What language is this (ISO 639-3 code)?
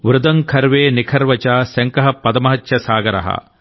tel